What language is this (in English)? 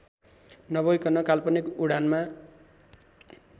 Nepali